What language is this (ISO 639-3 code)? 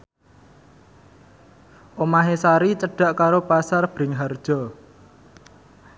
jav